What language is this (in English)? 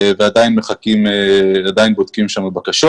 Hebrew